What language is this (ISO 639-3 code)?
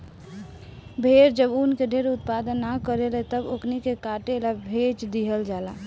bho